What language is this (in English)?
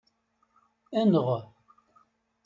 Kabyle